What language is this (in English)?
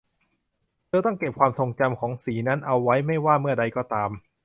Thai